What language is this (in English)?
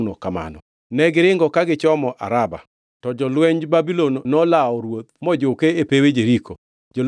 Luo (Kenya and Tanzania)